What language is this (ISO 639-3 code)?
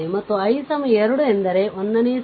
kan